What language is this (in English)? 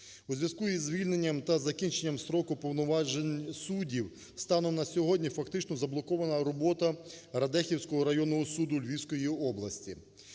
Ukrainian